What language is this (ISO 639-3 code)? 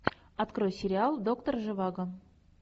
rus